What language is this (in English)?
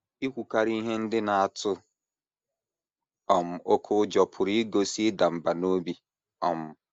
Igbo